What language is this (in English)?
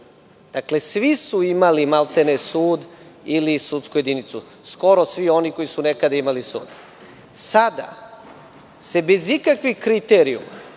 Serbian